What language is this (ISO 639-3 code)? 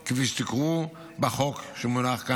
heb